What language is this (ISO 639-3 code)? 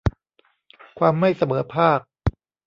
tha